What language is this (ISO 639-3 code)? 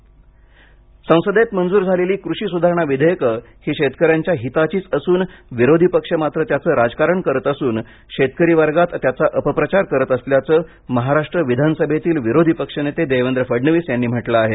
mar